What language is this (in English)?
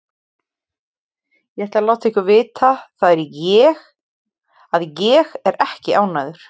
Icelandic